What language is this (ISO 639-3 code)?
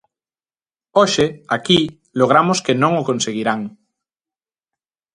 glg